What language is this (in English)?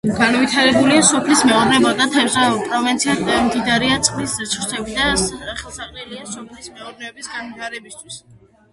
Georgian